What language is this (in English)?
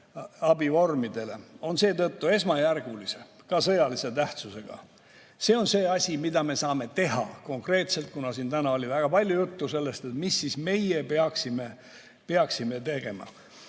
Estonian